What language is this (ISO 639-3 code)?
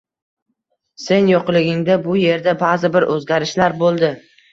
uzb